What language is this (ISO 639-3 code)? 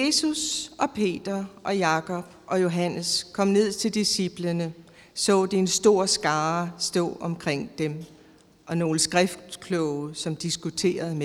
dan